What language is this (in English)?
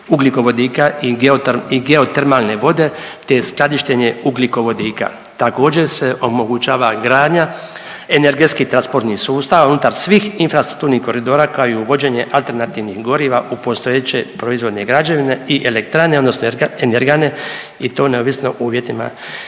Croatian